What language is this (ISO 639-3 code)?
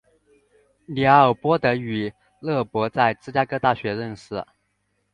zho